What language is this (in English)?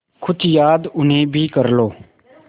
Hindi